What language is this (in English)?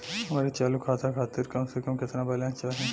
Bhojpuri